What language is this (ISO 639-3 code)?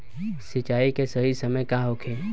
bho